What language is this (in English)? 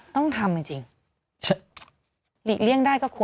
Thai